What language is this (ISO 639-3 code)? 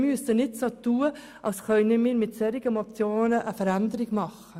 gsw